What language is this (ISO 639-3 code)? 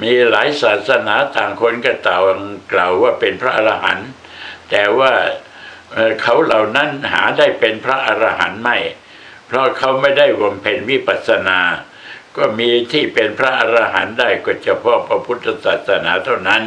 tha